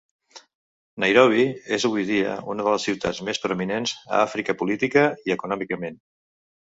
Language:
Catalan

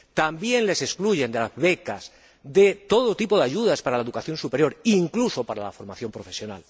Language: Spanish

